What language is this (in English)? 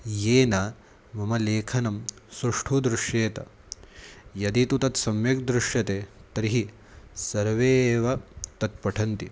Sanskrit